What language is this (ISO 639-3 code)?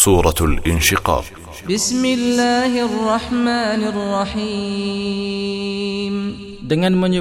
msa